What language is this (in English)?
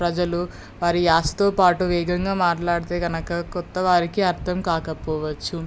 Telugu